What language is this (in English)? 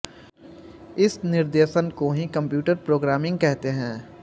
Hindi